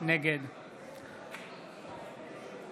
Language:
Hebrew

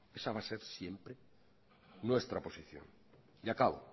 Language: Spanish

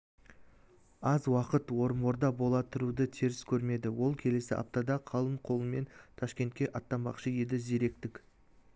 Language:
Kazakh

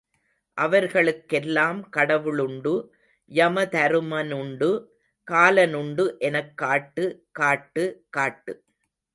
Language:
Tamil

